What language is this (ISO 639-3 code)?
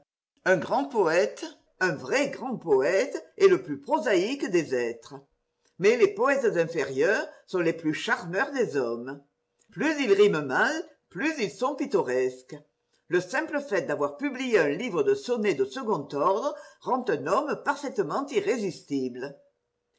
fra